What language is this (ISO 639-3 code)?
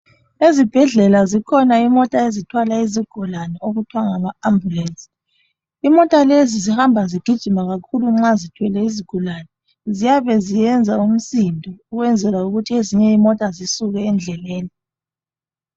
nde